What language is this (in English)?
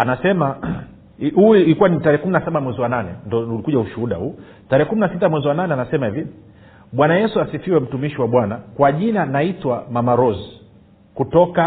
Swahili